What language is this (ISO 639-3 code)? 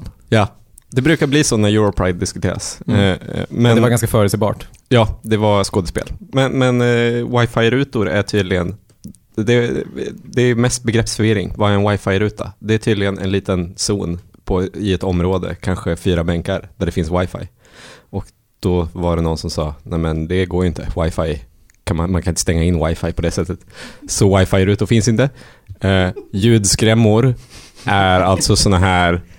swe